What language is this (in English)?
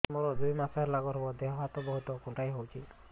Odia